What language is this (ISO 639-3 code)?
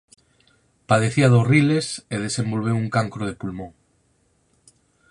glg